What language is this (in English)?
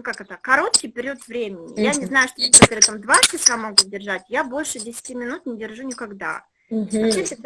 Russian